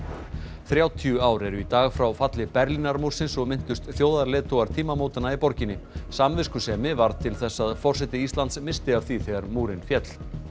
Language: Icelandic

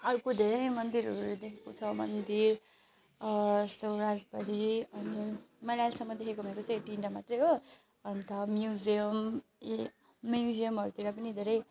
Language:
Nepali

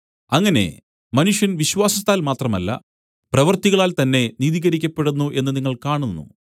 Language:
Malayalam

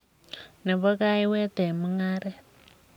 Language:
Kalenjin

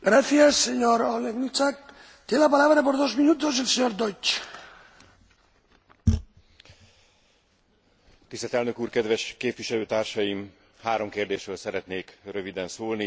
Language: Hungarian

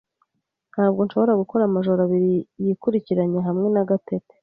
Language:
Kinyarwanda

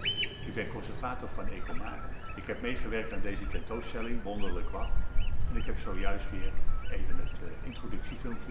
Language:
Dutch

